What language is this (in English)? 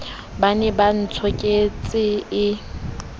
Southern Sotho